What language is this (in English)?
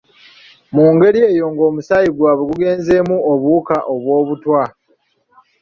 Ganda